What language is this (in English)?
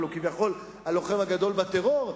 Hebrew